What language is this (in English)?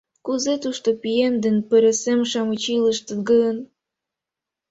Mari